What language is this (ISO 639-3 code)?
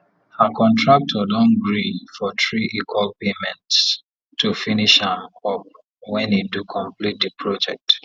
pcm